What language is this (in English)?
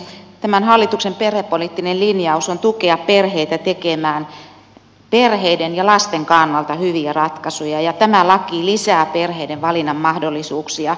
Finnish